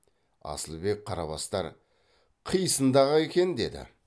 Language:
Kazakh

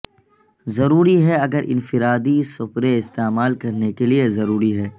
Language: Urdu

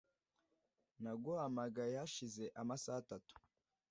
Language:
Kinyarwanda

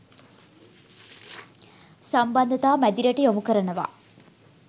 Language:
Sinhala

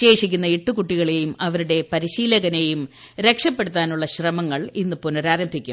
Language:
Malayalam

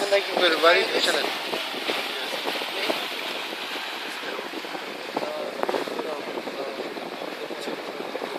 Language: Turkish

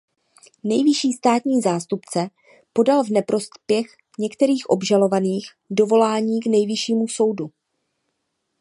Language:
Czech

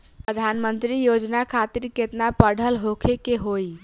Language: Bhojpuri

